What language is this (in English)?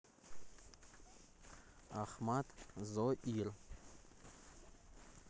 Russian